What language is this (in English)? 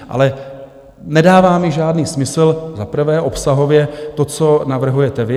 Czech